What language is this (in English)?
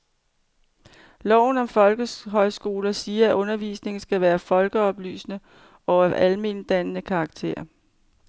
Danish